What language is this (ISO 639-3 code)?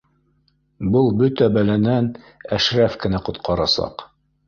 bak